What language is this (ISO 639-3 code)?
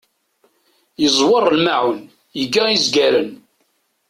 kab